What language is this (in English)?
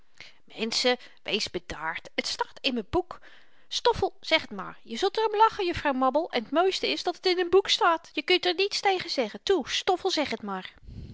Dutch